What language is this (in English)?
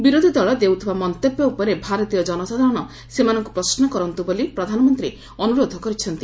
Odia